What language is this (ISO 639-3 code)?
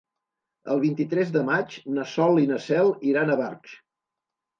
cat